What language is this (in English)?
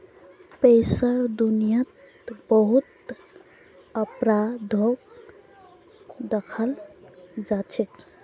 Magahi